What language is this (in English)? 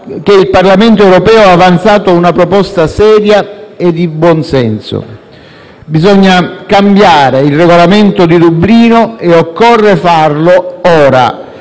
Italian